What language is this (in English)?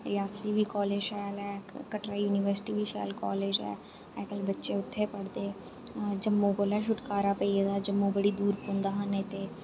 Dogri